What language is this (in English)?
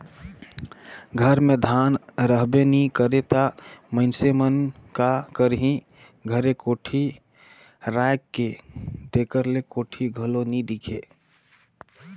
Chhattisgarhi